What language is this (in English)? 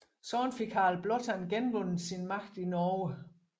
Danish